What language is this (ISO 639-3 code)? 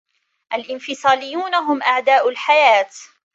ara